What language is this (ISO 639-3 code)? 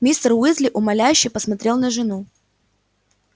rus